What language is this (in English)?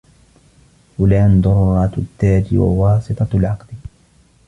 Arabic